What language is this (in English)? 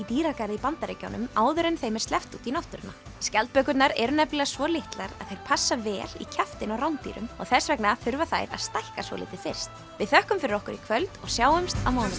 Icelandic